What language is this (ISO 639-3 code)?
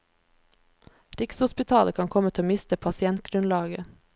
nor